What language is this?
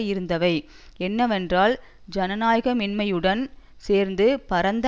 Tamil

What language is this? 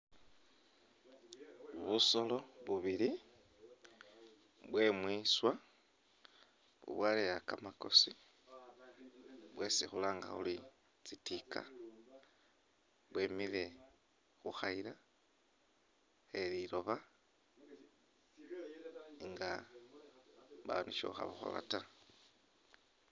Masaaba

